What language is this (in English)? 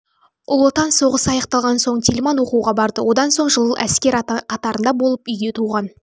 Kazakh